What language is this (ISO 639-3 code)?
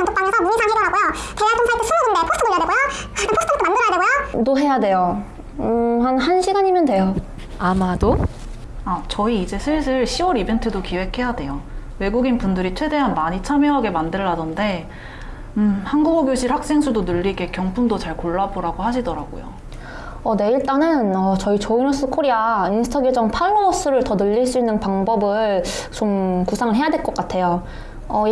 kor